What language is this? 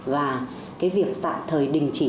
Vietnamese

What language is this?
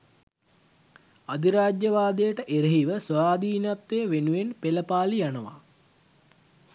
Sinhala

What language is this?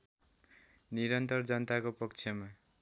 Nepali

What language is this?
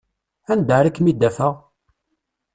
Kabyle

